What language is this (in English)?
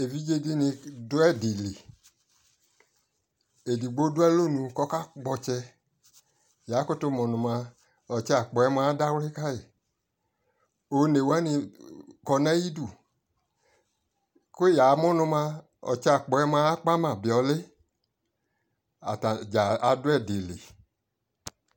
Ikposo